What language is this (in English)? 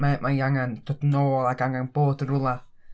Welsh